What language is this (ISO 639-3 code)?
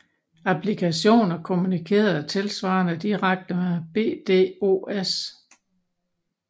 dan